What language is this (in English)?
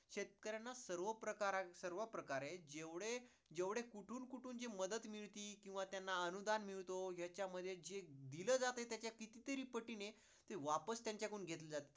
Marathi